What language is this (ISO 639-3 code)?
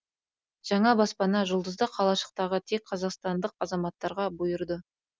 kaz